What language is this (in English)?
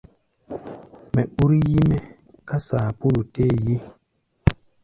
Gbaya